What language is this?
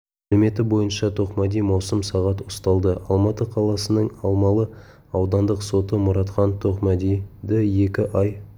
Kazakh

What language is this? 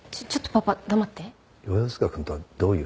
Japanese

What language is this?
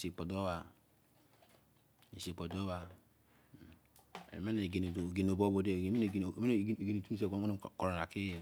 Izon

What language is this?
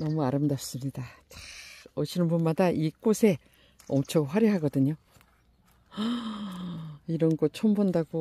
Korean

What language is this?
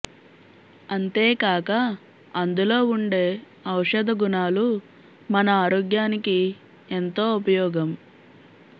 Telugu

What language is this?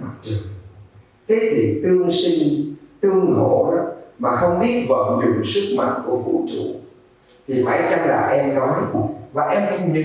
Vietnamese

